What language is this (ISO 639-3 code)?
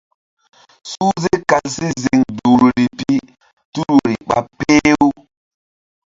mdd